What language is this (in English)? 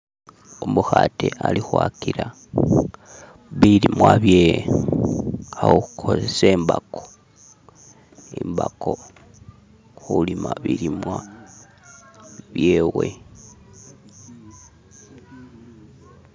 Masaaba